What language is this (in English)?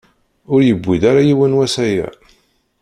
Kabyle